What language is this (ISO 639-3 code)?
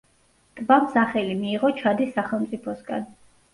kat